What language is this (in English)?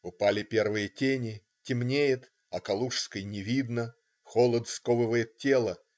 Russian